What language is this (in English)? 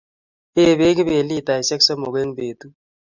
Kalenjin